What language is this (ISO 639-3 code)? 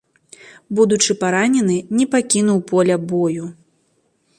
bel